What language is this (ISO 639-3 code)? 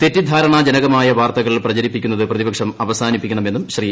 mal